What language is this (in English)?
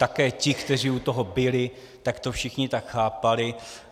Czech